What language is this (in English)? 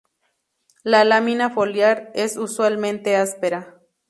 Spanish